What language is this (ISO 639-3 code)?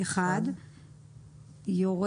heb